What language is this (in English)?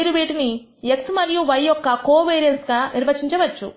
Telugu